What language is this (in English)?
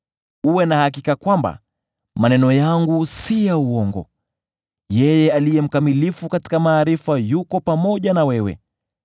Swahili